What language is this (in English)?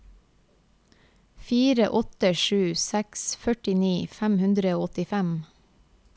Norwegian